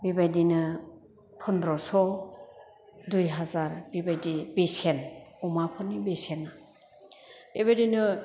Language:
Bodo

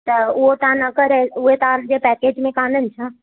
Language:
Sindhi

